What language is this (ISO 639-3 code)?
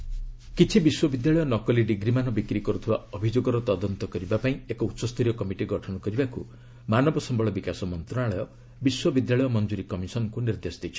ori